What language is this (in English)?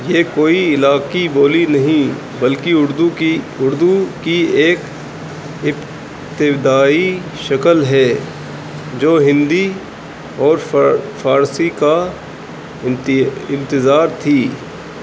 Urdu